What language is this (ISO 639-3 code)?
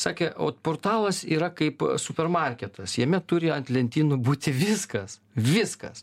lit